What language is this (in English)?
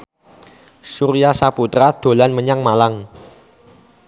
Javanese